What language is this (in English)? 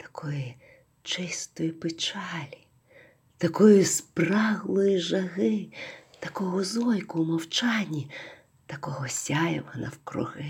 Ukrainian